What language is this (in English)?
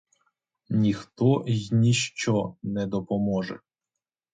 Ukrainian